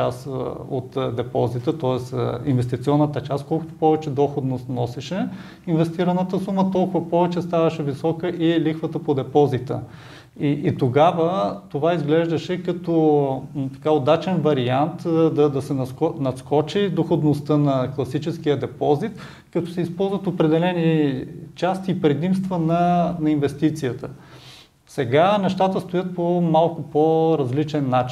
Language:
Bulgarian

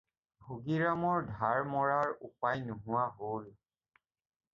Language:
Assamese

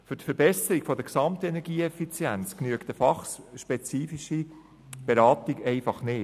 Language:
Swiss German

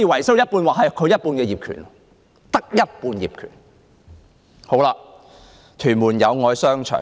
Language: Cantonese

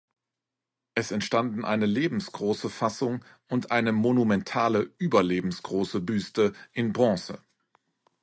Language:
German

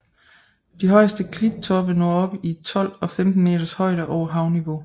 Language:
Danish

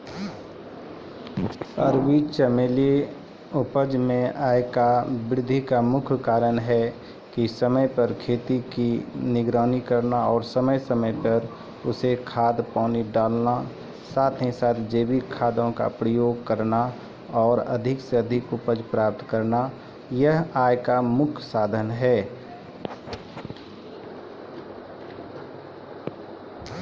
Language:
Maithili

